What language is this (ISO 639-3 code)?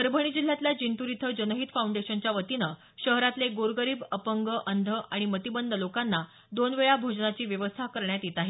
mar